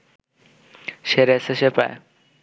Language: Bangla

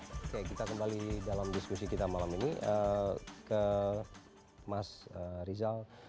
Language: Indonesian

